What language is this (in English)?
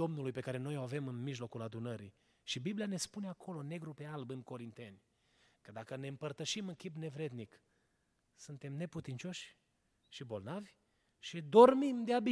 Romanian